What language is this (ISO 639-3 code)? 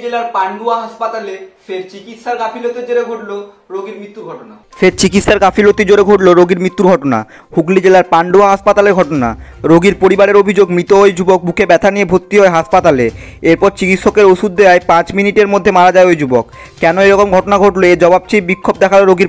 hin